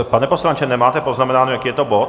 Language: Czech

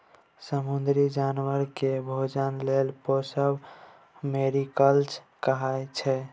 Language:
Maithili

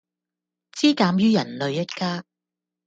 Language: Cantonese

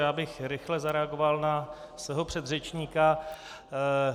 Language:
Czech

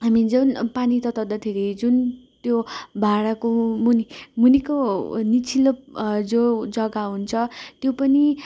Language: Nepali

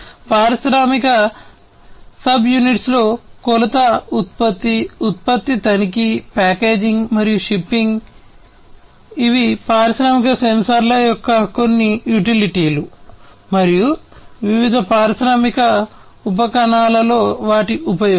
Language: Telugu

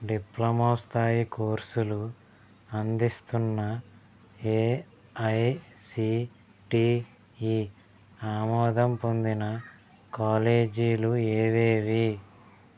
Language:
Telugu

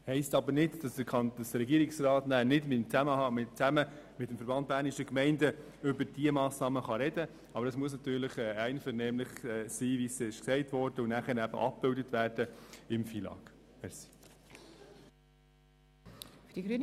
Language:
Swiss German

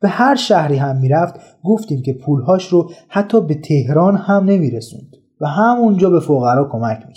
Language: Persian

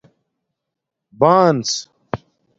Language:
Domaaki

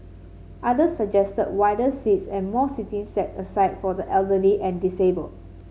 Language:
English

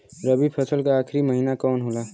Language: Bhojpuri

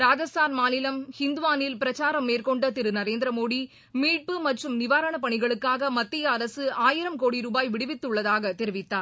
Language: Tamil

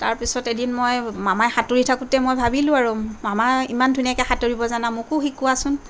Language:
Assamese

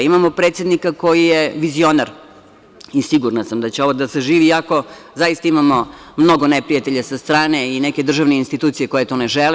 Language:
Serbian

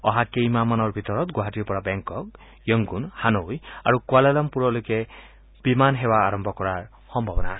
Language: Assamese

